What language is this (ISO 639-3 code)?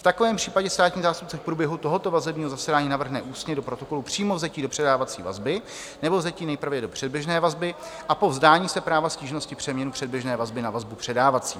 ces